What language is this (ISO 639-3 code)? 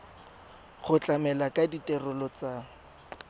tsn